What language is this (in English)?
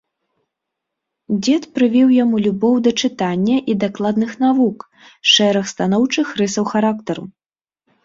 Belarusian